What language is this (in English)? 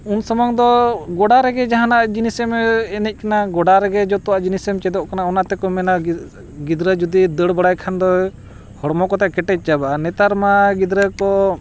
Santali